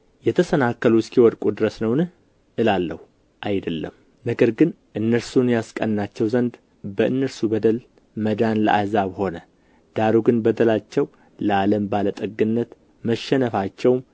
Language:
Amharic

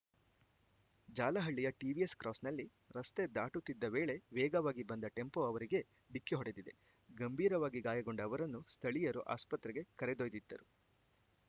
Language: Kannada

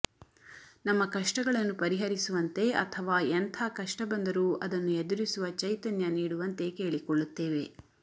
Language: Kannada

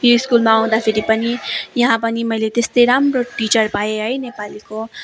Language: Nepali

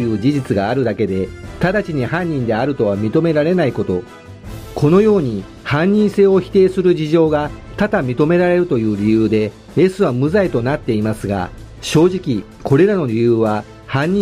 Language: Japanese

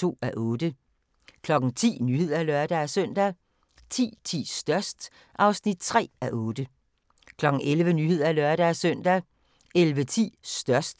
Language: Danish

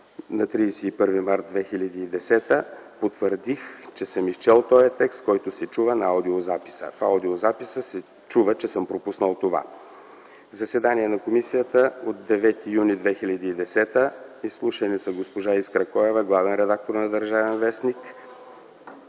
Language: Bulgarian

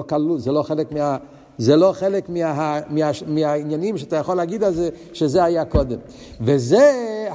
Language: Hebrew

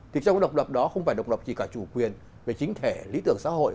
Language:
Vietnamese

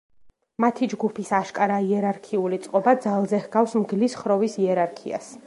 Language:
Georgian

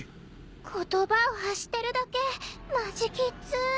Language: Japanese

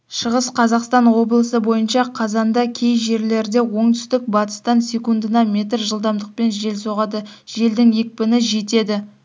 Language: Kazakh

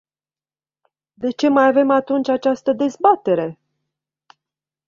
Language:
Romanian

